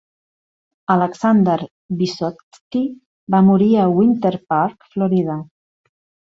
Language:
Catalan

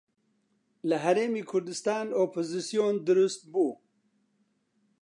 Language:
Central Kurdish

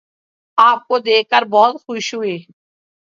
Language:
Urdu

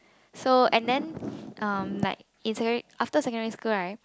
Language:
English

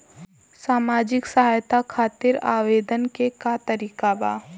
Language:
Bhojpuri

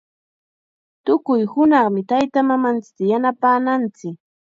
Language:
Chiquián Ancash Quechua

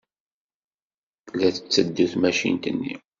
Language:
Kabyle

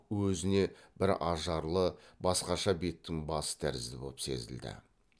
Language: Kazakh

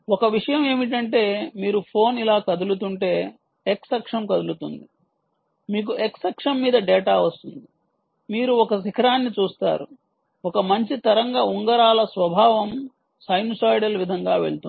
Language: Telugu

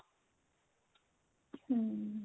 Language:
Punjabi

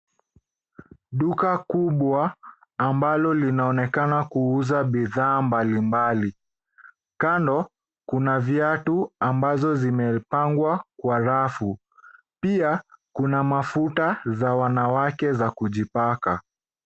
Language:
Swahili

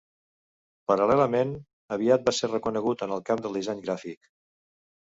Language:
Catalan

